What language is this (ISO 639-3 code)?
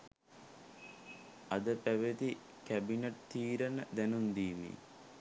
sin